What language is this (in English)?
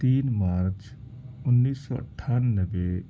Urdu